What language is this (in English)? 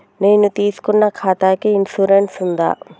Telugu